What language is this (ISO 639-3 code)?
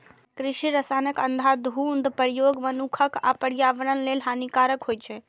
mai